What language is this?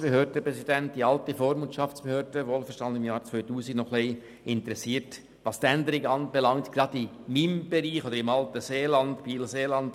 Swiss German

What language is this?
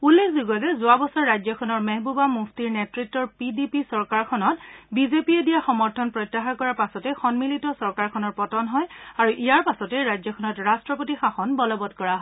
Assamese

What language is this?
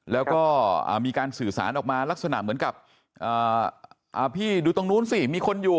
Thai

